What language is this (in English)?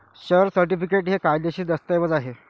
Marathi